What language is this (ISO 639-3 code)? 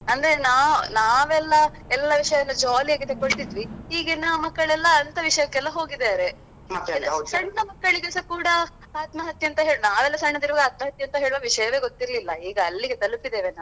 kan